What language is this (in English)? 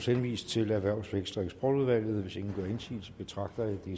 Danish